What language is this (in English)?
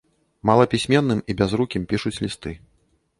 Belarusian